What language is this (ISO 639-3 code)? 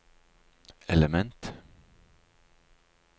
nor